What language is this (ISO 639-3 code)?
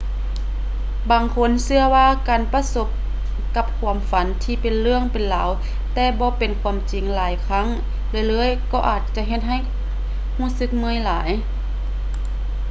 lao